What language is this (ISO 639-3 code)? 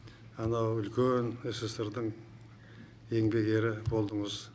kaz